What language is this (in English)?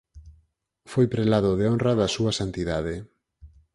Galician